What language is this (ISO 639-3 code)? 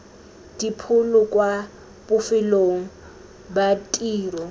tsn